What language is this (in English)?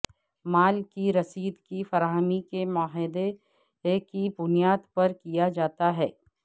Urdu